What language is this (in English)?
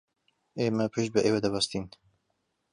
Central Kurdish